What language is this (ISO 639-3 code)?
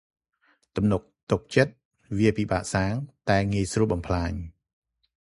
khm